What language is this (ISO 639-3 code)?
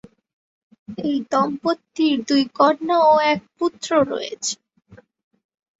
ben